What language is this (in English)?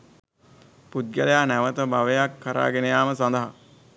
Sinhala